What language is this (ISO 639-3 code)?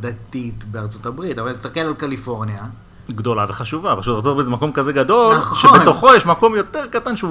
heb